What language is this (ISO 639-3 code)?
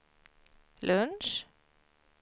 swe